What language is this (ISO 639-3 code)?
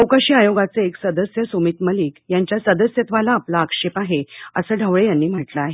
mar